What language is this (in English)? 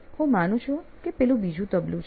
Gujarati